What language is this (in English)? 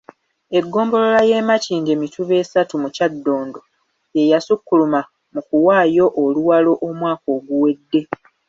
Ganda